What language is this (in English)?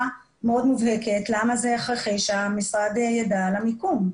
Hebrew